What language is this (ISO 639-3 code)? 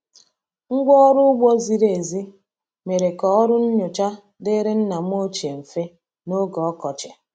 ibo